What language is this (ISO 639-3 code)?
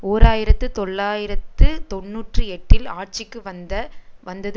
tam